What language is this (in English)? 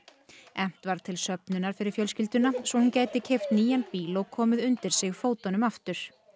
Icelandic